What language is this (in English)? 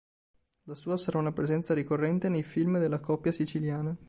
Italian